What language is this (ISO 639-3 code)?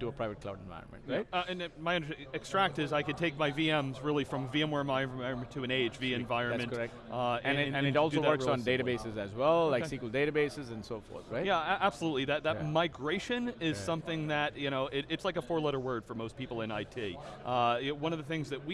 eng